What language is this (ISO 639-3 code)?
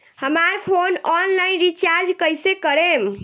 bho